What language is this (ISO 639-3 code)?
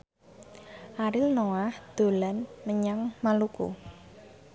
jav